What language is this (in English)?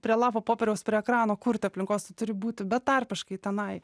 Lithuanian